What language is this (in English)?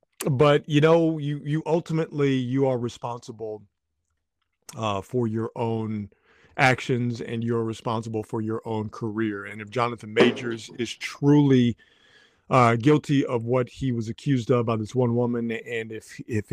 English